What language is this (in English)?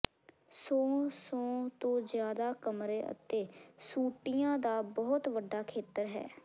Punjabi